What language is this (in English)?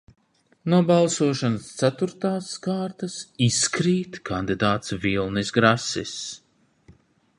Latvian